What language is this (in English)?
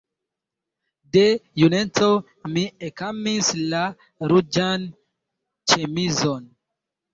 Esperanto